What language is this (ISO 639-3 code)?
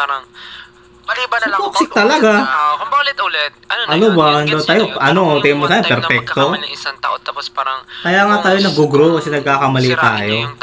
fil